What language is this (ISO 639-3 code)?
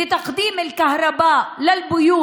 heb